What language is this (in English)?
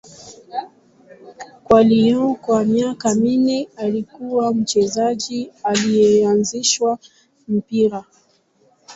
Swahili